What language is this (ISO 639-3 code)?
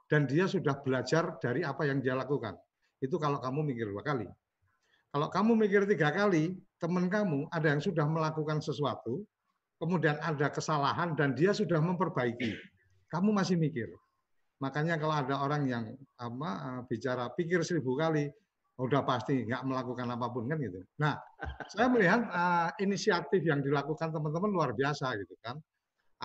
ind